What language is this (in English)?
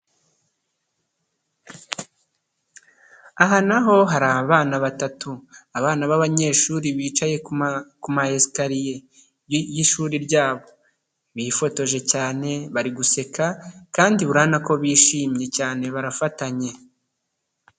Kinyarwanda